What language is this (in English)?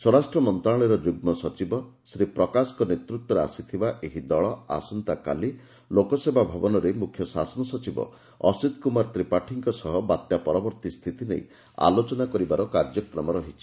Odia